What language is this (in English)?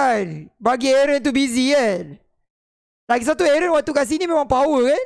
Malay